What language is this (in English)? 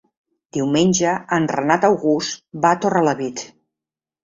Catalan